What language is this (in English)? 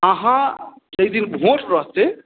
Maithili